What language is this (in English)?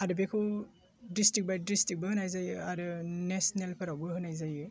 Bodo